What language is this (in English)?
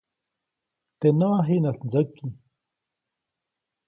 Copainalá Zoque